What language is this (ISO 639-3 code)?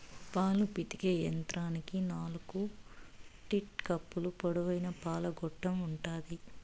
tel